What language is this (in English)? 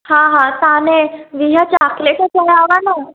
Sindhi